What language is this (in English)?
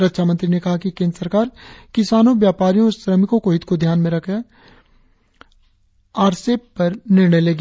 Hindi